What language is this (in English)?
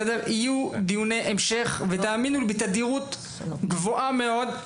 Hebrew